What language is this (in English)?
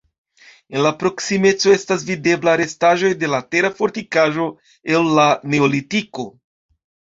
Esperanto